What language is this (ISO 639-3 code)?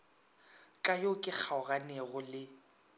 nso